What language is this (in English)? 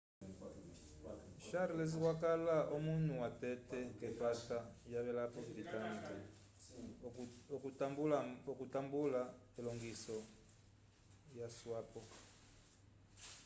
Umbundu